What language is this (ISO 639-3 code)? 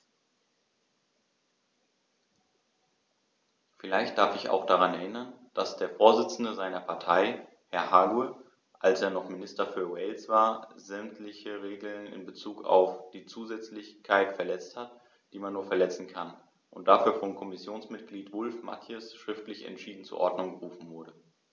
deu